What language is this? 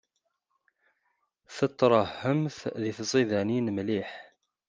Kabyle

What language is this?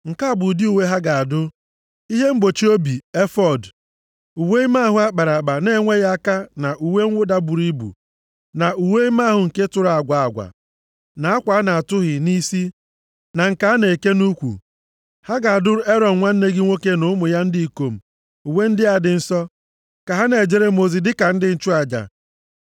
Igbo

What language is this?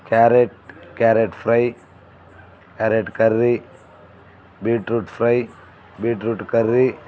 Telugu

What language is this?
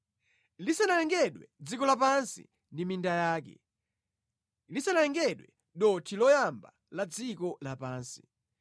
Nyanja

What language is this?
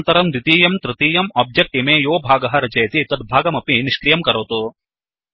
Sanskrit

